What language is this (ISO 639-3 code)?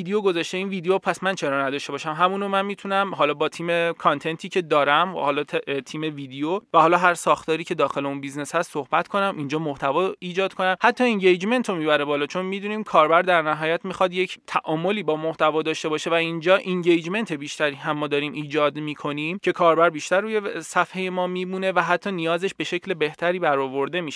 fas